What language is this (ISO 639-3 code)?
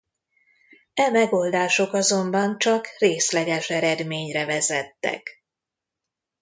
hun